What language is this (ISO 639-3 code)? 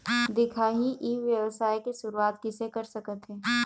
hne